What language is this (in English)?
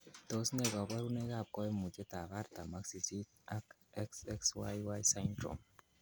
Kalenjin